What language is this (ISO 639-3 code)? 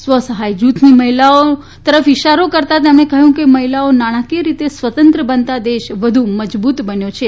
guj